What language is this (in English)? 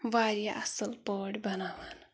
Kashmiri